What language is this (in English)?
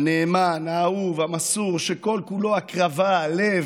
Hebrew